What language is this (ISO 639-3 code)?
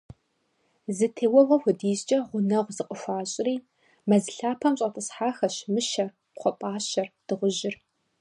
kbd